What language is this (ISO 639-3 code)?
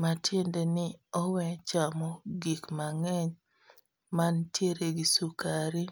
luo